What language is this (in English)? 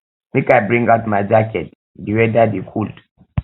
Nigerian Pidgin